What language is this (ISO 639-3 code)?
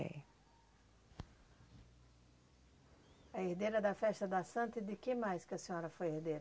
por